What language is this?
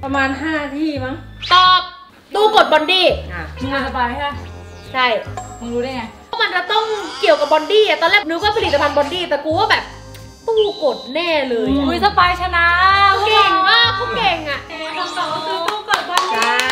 Thai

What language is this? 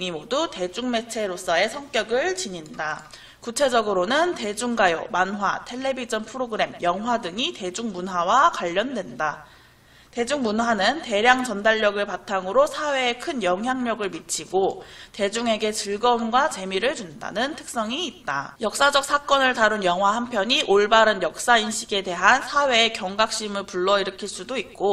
Korean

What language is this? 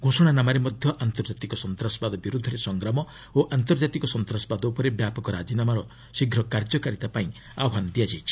Odia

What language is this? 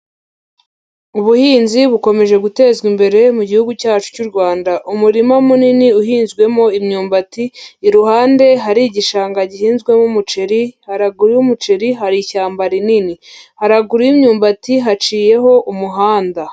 Kinyarwanda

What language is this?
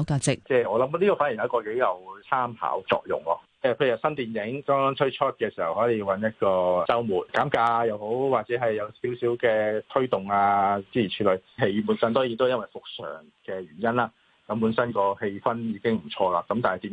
Chinese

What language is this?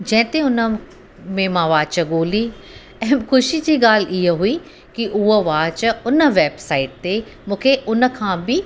Sindhi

